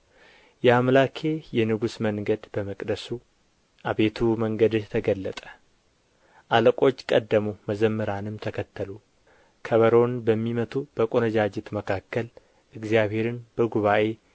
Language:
Amharic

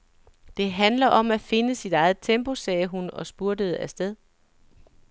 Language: Danish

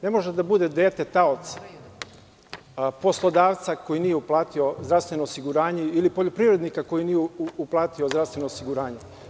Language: Serbian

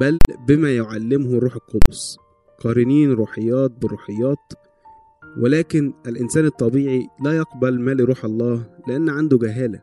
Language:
Arabic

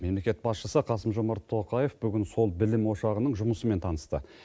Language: Kazakh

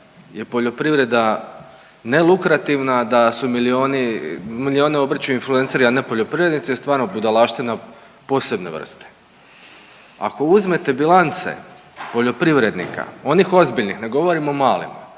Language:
Croatian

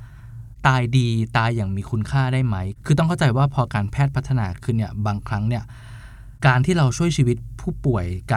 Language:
Thai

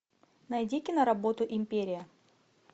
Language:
Russian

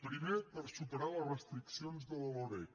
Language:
Catalan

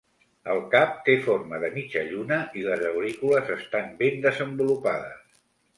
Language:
Catalan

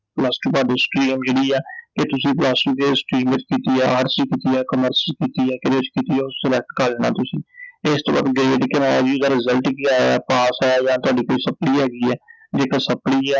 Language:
Punjabi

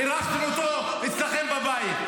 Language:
Hebrew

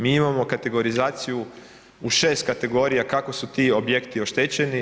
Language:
Croatian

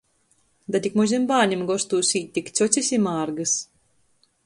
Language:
Latgalian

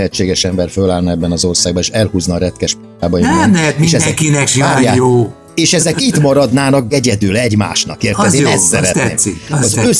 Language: Hungarian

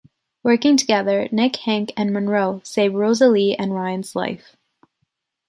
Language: English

